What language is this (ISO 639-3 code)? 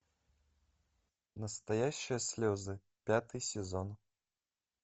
rus